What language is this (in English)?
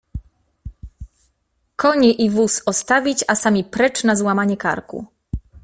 Polish